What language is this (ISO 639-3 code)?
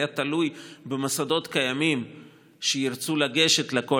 heb